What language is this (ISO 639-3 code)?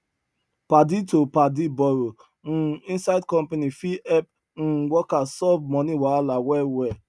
pcm